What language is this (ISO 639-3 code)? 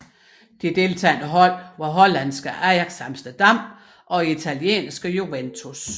dan